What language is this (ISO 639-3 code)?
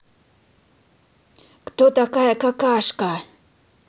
rus